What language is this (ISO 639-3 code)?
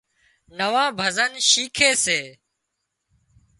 kxp